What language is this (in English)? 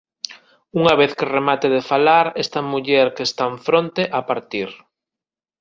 Galician